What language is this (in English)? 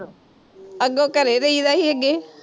Punjabi